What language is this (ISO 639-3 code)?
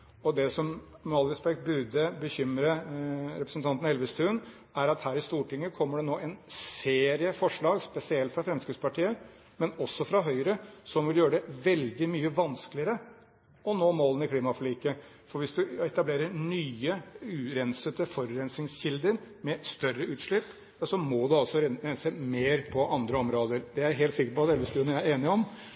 nob